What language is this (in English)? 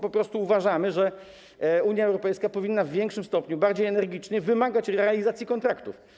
Polish